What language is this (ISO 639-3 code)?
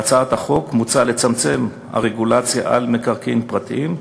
heb